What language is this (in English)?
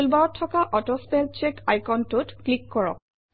Assamese